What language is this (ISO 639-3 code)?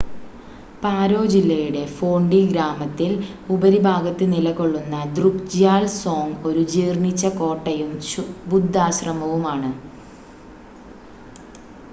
mal